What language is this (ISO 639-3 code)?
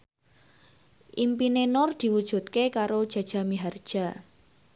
jav